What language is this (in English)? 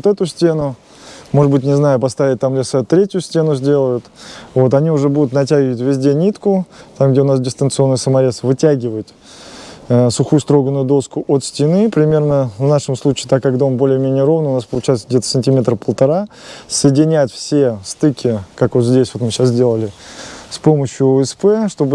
Russian